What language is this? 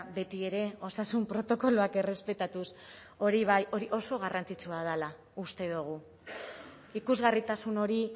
Basque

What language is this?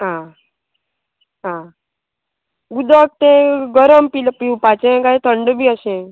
Konkani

